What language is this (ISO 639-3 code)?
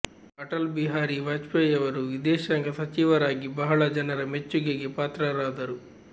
kan